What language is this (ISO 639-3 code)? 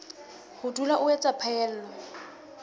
sot